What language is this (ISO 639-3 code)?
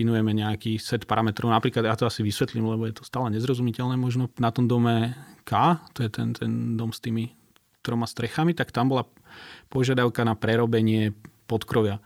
slk